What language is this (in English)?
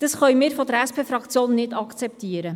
Swiss German